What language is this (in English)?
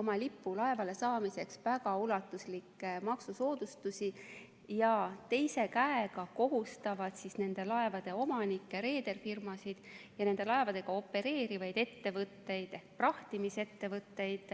Estonian